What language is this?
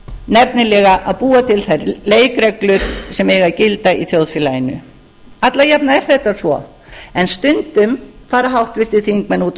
Icelandic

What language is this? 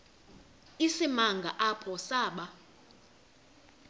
Xhosa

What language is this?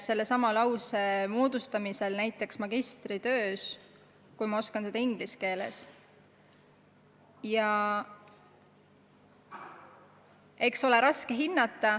Estonian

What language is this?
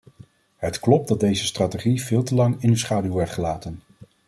Dutch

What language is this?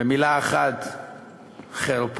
Hebrew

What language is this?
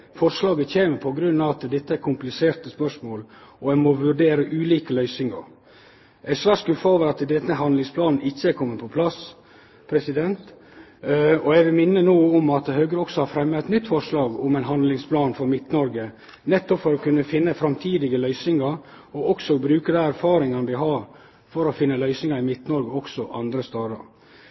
Norwegian Nynorsk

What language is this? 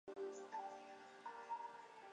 Chinese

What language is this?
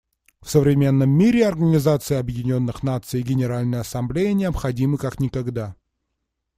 Russian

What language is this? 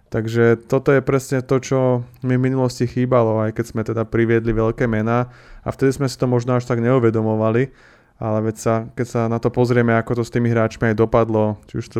Slovak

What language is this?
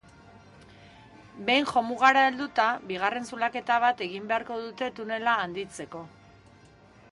Basque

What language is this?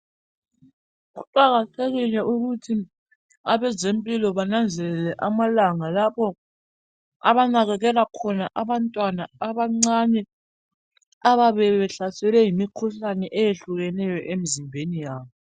North Ndebele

